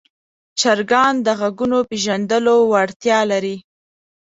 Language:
Pashto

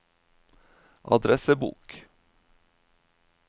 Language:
Norwegian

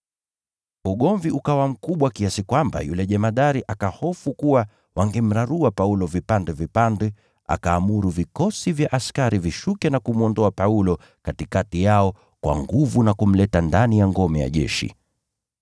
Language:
Swahili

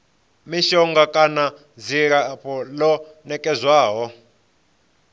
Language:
Venda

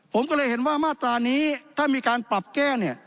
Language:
Thai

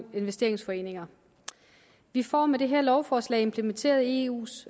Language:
Danish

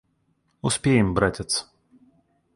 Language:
Russian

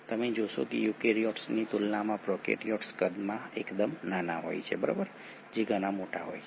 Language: Gujarati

